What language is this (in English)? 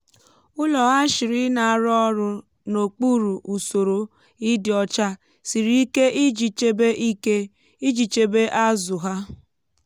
Igbo